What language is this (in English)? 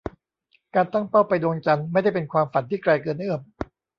Thai